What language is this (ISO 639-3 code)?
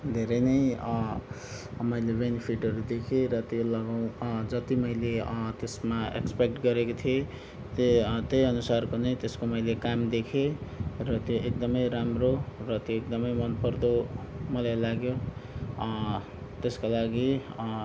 nep